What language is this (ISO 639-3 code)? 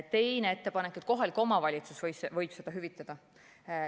est